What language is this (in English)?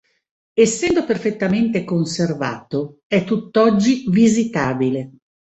Italian